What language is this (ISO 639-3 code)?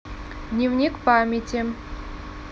rus